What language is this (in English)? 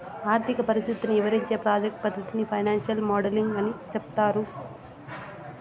Telugu